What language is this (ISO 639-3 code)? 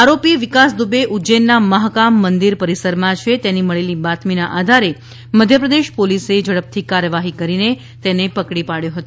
guj